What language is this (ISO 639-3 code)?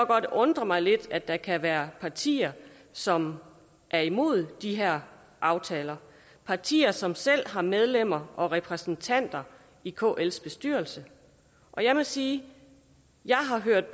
dan